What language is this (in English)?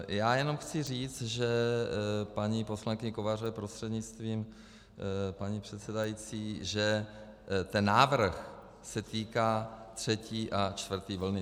Czech